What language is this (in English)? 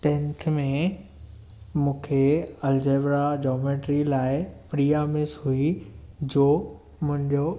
Sindhi